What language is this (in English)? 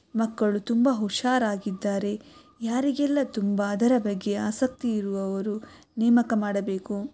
Kannada